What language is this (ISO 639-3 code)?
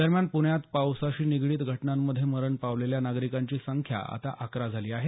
mar